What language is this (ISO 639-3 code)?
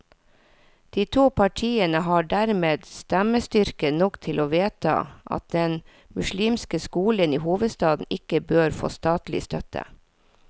nor